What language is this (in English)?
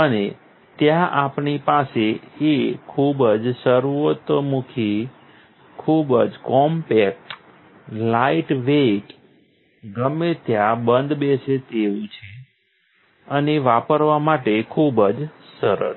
Gujarati